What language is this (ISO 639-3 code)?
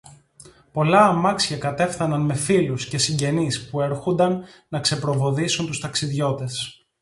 ell